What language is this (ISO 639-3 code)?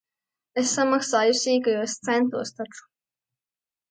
lav